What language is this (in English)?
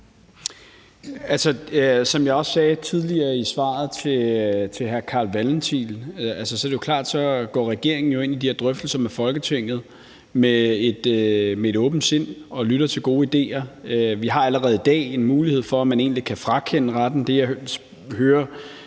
Danish